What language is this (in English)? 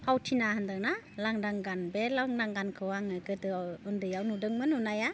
Bodo